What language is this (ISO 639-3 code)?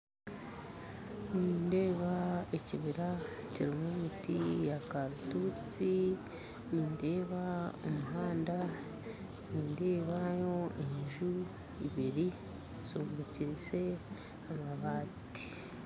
nyn